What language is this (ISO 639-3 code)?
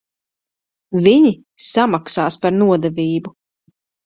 lav